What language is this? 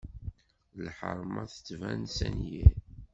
Kabyle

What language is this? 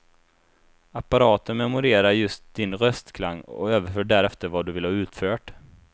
Swedish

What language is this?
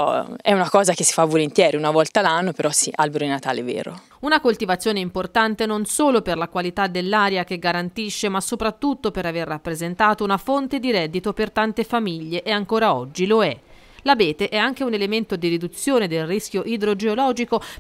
Italian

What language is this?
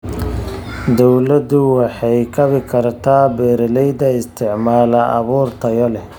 Somali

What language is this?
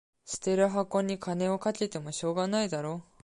Japanese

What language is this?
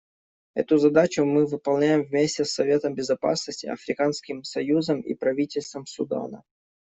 Russian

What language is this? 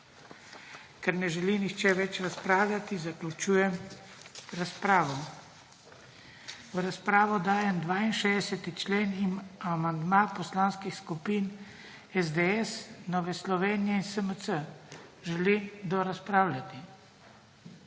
Slovenian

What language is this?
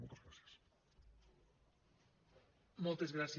Catalan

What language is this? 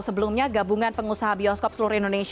Indonesian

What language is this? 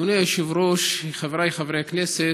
Hebrew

